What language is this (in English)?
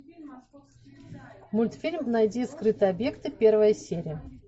Russian